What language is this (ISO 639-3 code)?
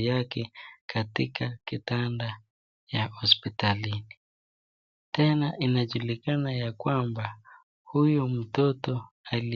swa